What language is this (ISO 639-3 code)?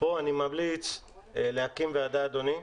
heb